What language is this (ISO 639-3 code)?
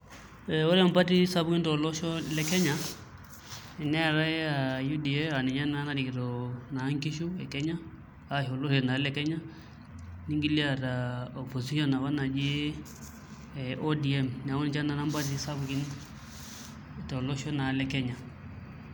mas